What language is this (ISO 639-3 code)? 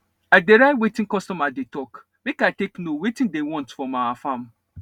pcm